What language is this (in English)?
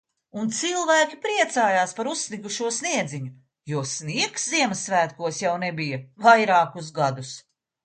Latvian